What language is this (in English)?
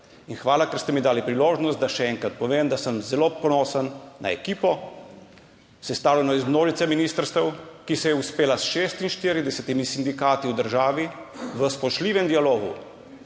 Slovenian